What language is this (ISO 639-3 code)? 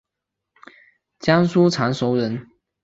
zho